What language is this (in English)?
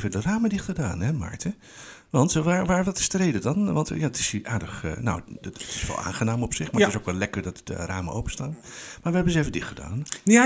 Dutch